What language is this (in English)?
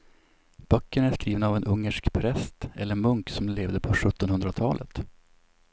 Swedish